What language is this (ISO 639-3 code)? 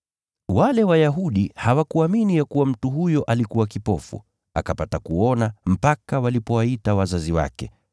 swa